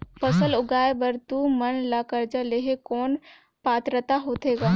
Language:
Chhattisgarhi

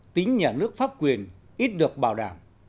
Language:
Vietnamese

